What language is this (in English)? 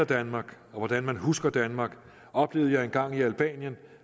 Danish